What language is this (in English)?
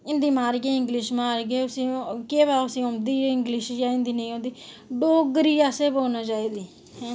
Dogri